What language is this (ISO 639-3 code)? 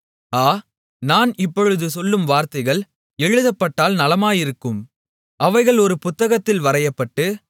tam